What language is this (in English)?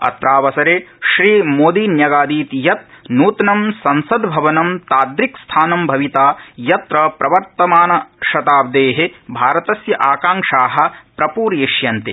Sanskrit